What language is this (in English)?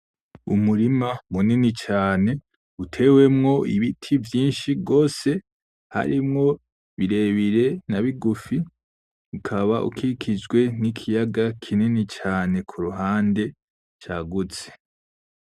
Rundi